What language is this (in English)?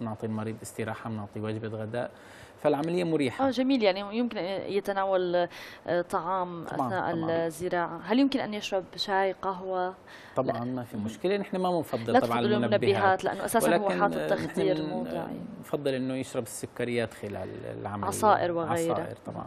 Arabic